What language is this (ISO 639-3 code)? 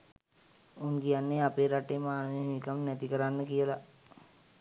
sin